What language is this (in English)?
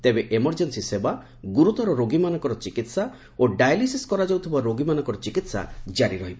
Odia